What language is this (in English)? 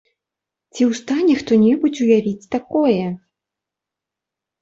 Belarusian